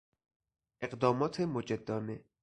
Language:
Persian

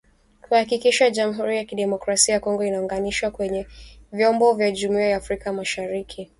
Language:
Swahili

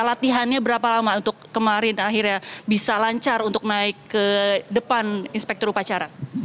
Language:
Indonesian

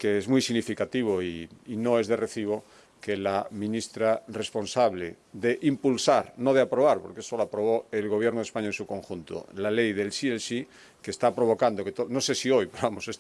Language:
Spanish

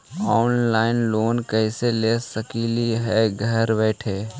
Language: Magahi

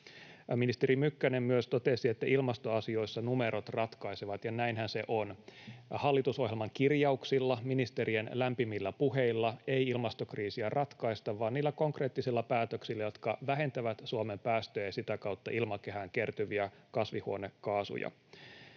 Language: Finnish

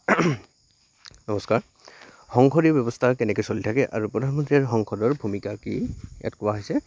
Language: Assamese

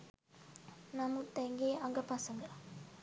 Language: Sinhala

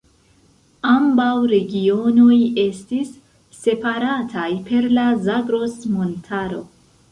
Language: Esperanto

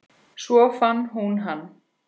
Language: Icelandic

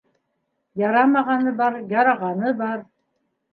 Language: Bashkir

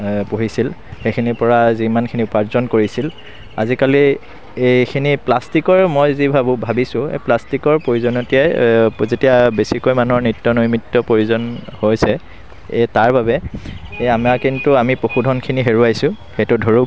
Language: Assamese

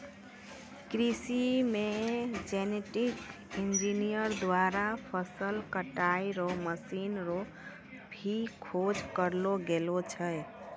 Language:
Maithili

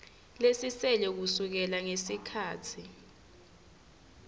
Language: Swati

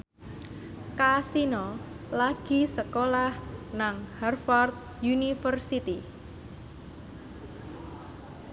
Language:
Javanese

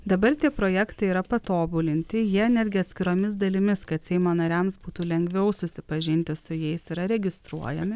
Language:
Lithuanian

